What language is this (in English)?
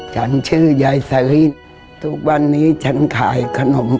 Thai